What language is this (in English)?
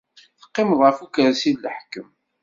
Kabyle